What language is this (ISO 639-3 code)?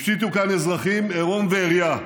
heb